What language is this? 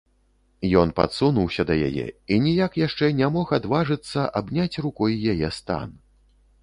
Belarusian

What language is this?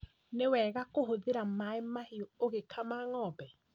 Kikuyu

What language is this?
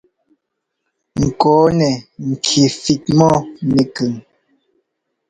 Ngomba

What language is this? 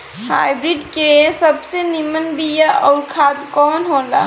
Bhojpuri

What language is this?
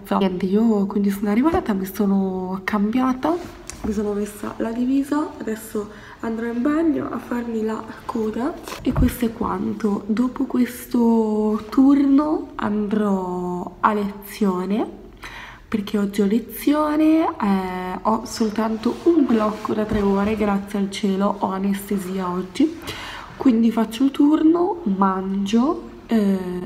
Italian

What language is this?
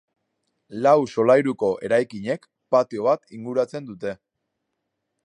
Basque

